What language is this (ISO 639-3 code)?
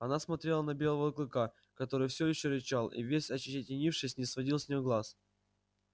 rus